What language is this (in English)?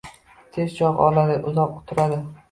Uzbek